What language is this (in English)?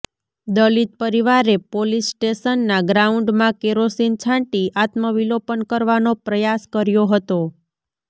Gujarati